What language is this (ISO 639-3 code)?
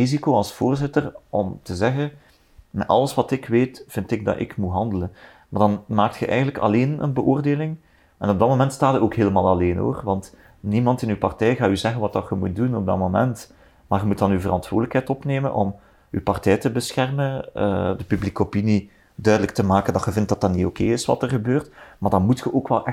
nld